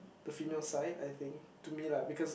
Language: English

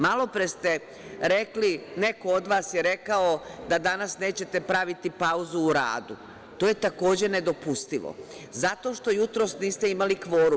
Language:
Serbian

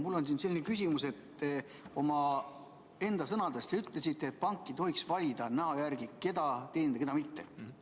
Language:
Estonian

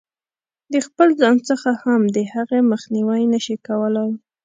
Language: Pashto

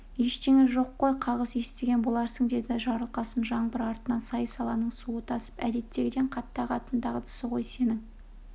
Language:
Kazakh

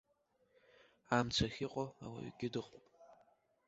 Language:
Abkhazian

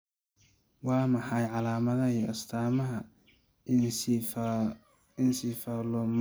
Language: Somali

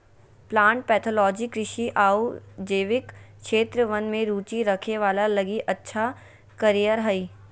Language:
Magahi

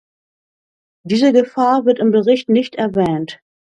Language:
German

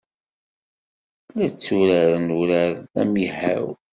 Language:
Kabyle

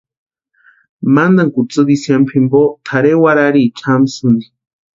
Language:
Western Highland Purepecha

